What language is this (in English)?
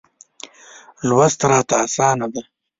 Pashto